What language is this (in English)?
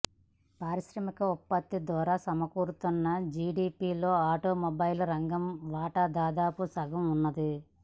Telugu